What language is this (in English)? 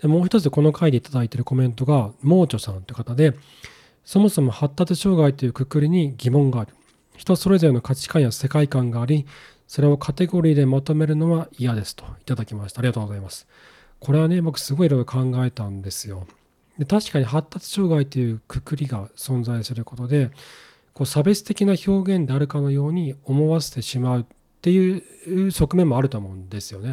Japanese